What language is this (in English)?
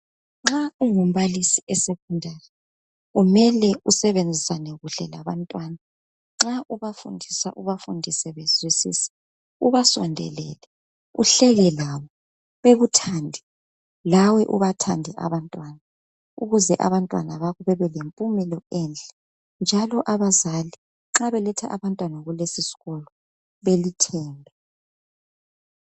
North Ndebele